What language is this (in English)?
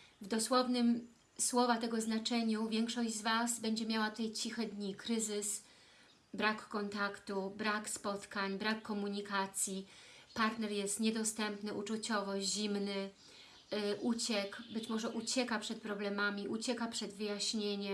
Polish